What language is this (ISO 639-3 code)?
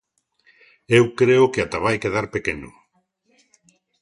glg